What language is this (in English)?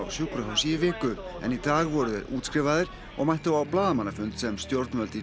Icelandic